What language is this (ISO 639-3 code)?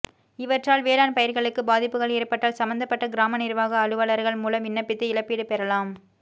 tam